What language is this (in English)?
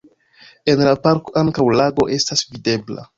Esperanto